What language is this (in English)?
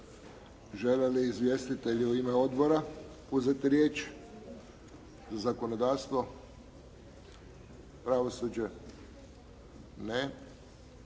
Croatian